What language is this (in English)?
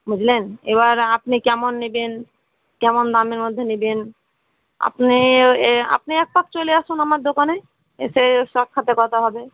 Bangla